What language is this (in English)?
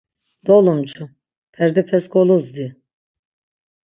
Laz